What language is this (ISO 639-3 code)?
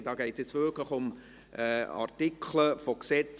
gsw